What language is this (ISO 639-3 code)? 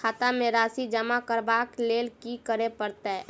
mai